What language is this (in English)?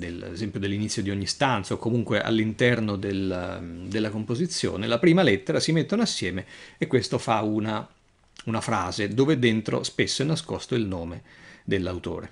Italian